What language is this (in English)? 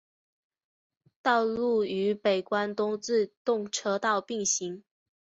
Chinese